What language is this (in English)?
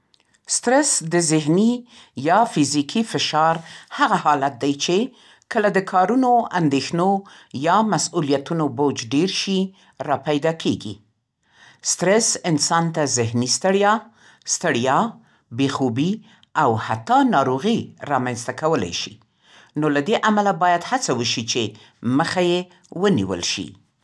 Central Pashto